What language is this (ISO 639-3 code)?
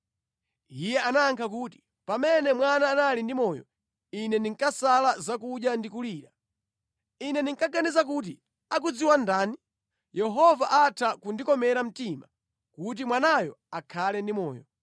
nya